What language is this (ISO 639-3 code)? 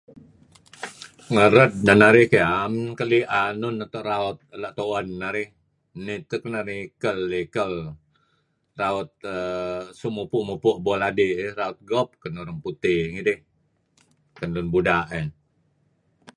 kzi